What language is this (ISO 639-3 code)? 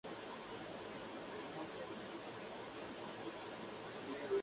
spa